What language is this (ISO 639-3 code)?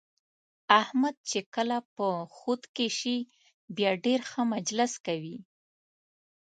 pus